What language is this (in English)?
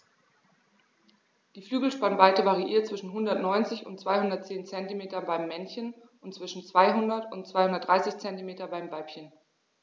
German